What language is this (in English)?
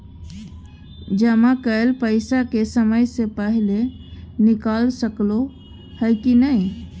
Maithili